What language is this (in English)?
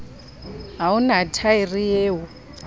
Southern Sotho